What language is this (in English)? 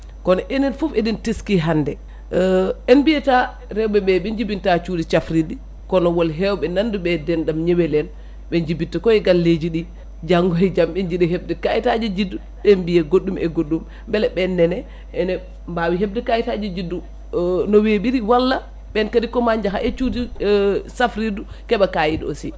Fula